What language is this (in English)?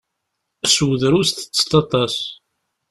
Kabyle